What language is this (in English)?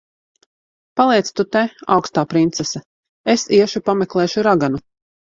Latvian